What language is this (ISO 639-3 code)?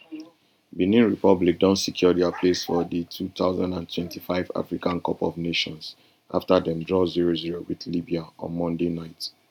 pcm